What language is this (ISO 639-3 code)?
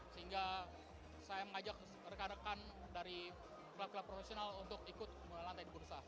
ind